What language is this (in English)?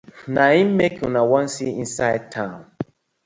Nigerian Pidgin